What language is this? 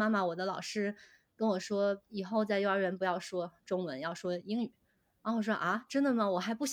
Chinese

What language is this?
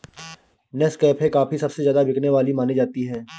Hindi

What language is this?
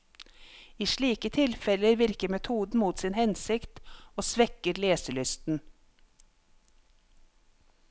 Norwegian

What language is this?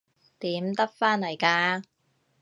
Cantonese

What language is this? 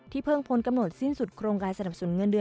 Thai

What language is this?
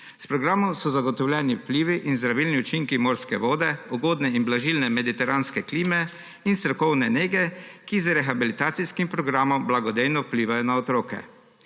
Slovenian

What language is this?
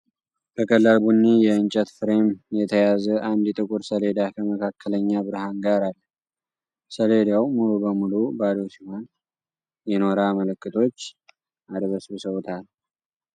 Amharic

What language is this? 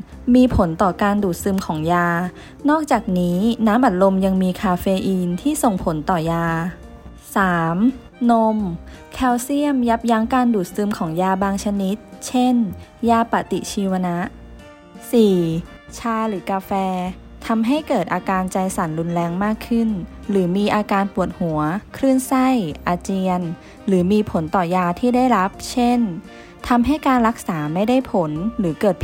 Thai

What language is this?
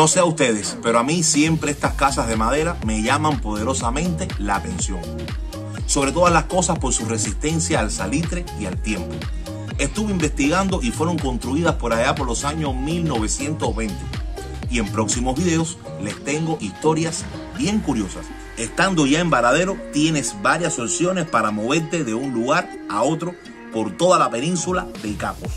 Spanish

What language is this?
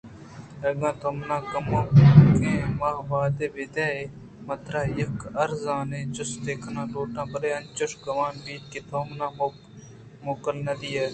Eastern Balochi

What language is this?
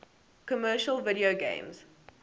English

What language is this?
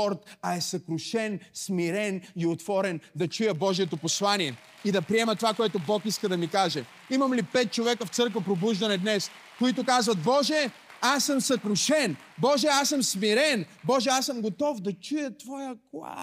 Bulgarian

